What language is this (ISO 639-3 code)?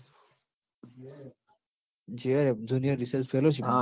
guj